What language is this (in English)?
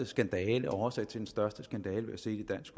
Danish